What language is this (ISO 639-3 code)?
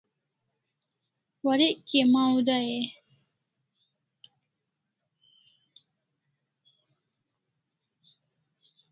kls